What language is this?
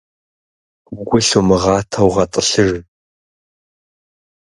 Kabardian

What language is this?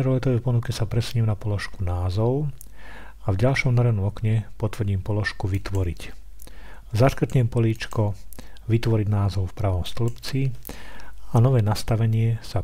Slovak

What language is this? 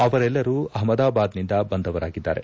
Kannada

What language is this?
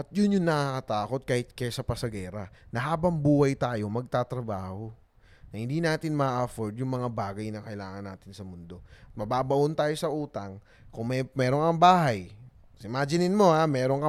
Filipino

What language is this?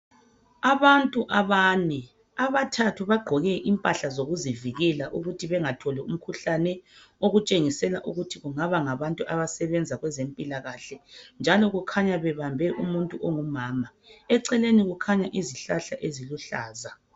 North Ndebele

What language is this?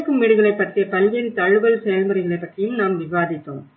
Tamil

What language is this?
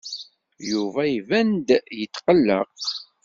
Kabyle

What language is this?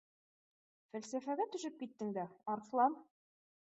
Bashkir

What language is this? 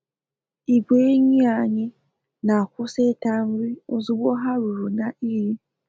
Igbo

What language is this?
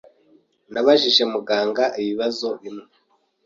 Kinyarwanda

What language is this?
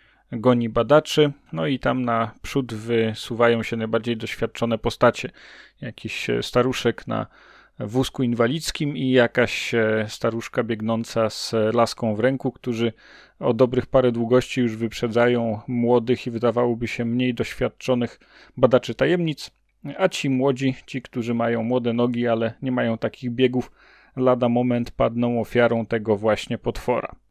Polish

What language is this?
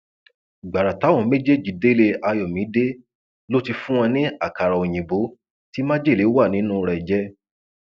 Yoruba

